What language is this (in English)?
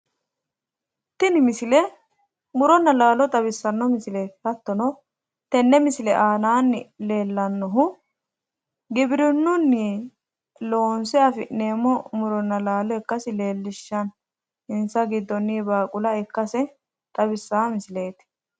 Sidamo